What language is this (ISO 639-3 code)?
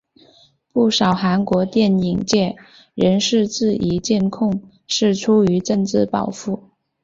zho